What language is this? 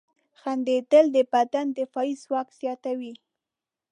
Pashto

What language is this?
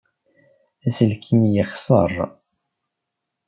Kabyle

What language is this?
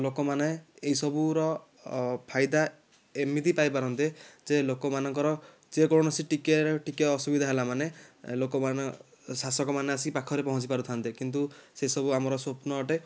Odia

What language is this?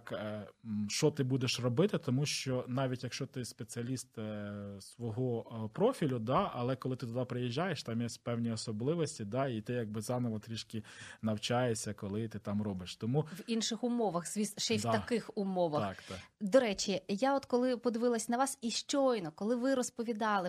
Ukrainian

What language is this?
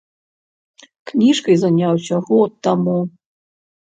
Belarusian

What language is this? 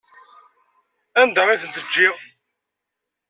Kabyle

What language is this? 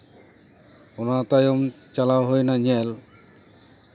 Santali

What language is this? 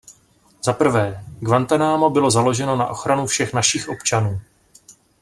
Czech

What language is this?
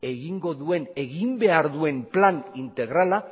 Basque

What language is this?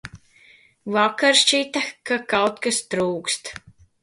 Latvian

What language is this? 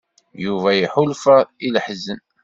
Kabyle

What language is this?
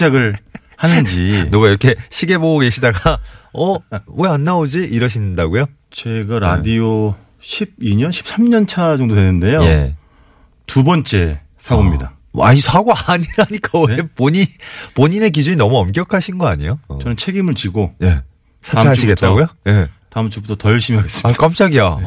Korean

